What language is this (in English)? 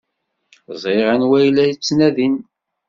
Kabyle